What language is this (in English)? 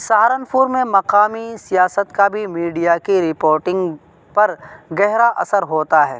Urdu